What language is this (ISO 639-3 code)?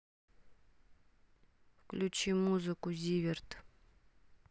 rus